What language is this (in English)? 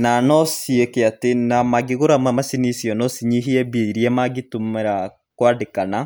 Kikuyu